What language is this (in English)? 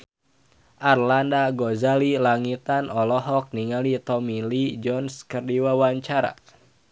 Sundanese